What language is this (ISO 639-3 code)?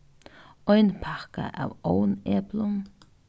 fao